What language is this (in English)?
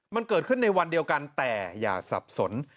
Thai